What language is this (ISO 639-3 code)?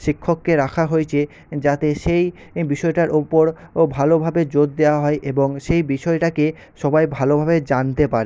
ben